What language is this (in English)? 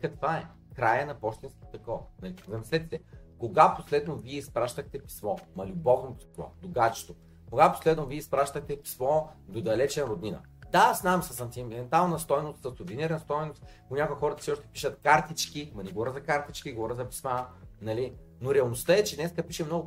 Bulgarian